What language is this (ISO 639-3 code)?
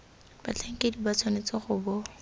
tsn